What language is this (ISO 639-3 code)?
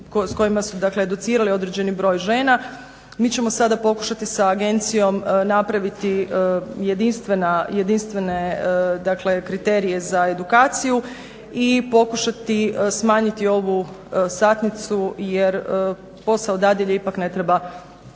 hrv